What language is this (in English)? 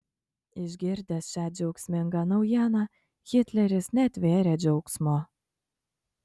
Lithuanian